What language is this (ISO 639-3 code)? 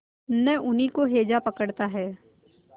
hin